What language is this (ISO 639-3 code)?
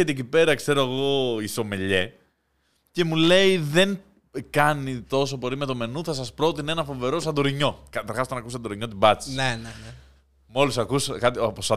ell